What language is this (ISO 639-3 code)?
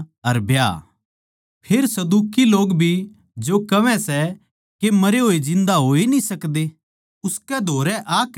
bgc